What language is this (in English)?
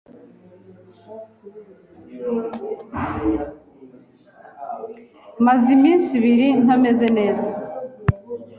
Kinyarwanda